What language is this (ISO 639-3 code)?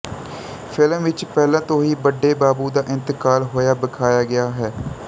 pan